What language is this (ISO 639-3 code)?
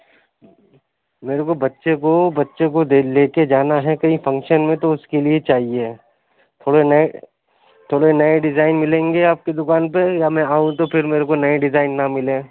urd